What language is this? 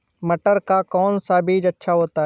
Hindi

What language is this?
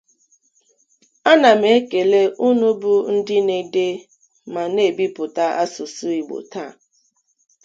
Igbo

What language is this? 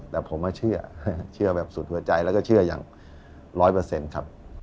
Thai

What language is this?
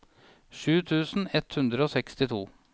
Norwegian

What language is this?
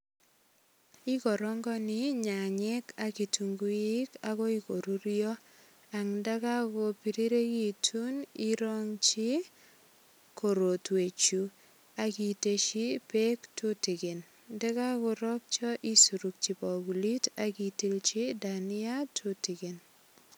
Kalenjin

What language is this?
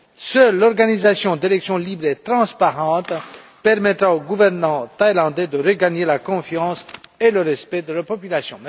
French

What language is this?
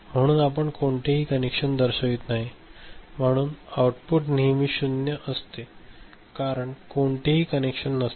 Marathi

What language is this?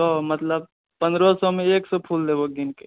Maithili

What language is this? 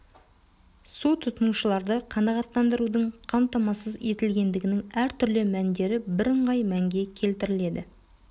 Kazakh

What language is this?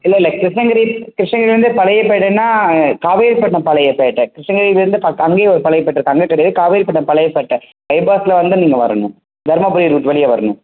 Tamil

